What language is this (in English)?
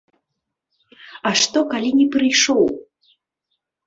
Belarusian